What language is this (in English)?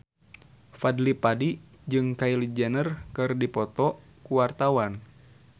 Sundanese